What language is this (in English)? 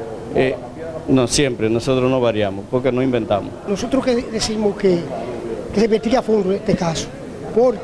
Spanish